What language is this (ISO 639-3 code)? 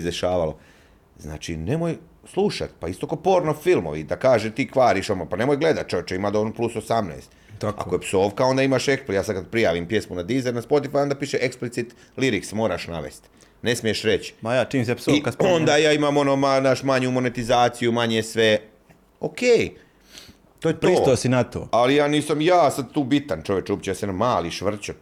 hrv